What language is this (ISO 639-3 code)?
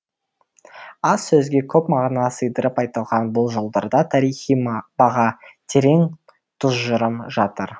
kaz